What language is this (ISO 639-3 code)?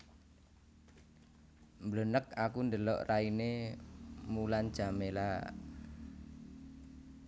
jav